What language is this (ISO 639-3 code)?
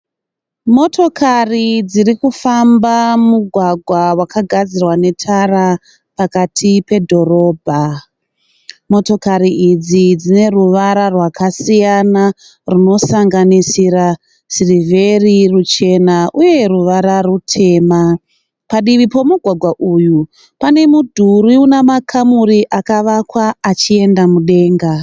sna